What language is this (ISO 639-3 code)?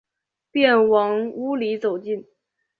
zho